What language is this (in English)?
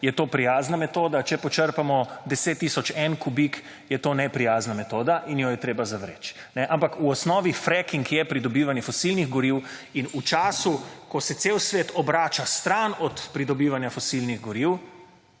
Slovenian